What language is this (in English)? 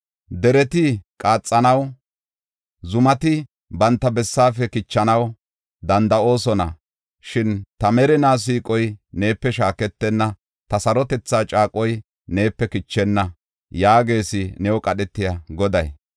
Gofa